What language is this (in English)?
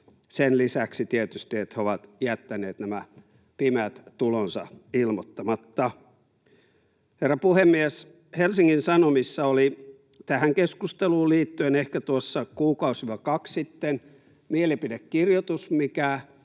Finnish